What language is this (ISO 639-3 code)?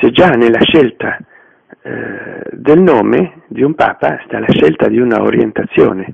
ita